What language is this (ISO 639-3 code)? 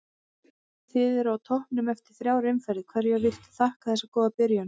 isl